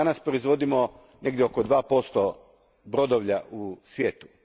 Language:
Croatian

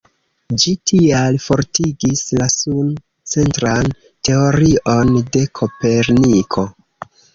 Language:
Esperanto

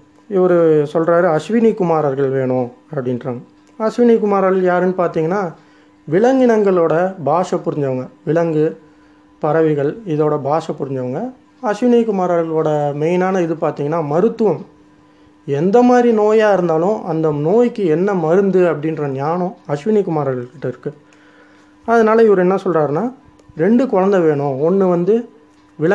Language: Tamil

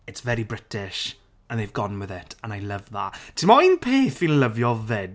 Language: Welsh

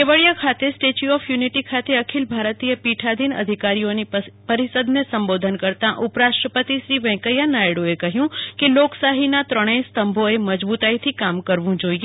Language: Gujarati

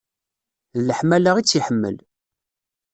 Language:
Kabyle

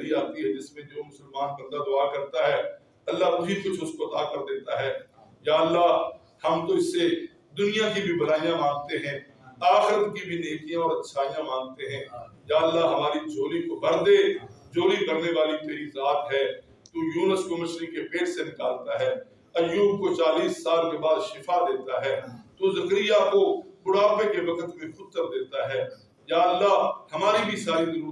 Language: Urdu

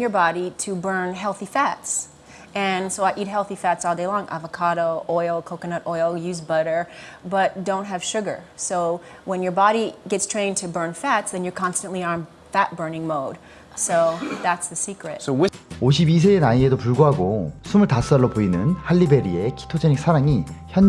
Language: Korean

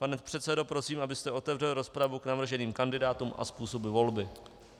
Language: Czech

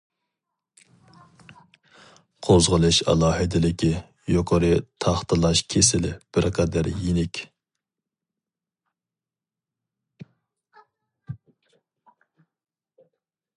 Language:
Uyghur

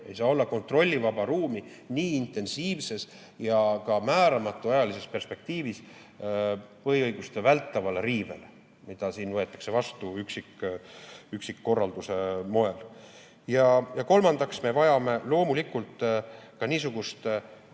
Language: Estonian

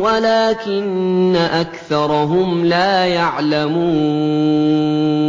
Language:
Arabic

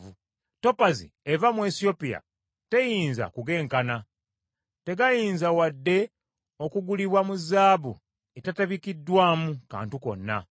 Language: Ganda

